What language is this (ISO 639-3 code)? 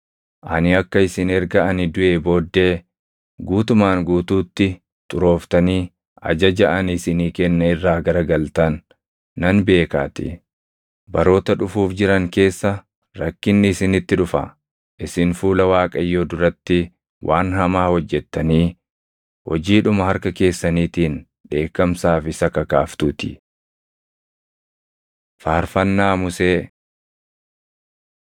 orm